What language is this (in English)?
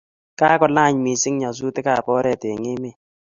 Kalenjin